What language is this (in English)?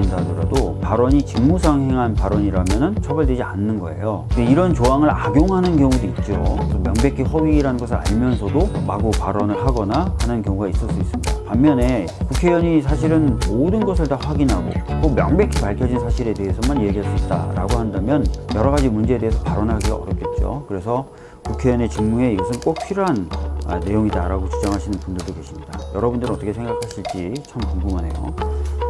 Korean